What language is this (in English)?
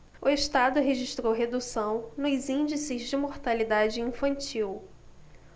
Portuguese